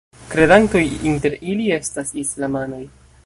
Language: Esperanto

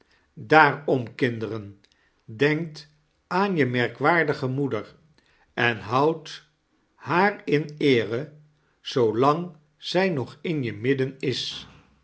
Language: Dutch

